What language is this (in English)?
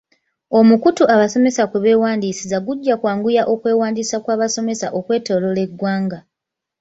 Ganda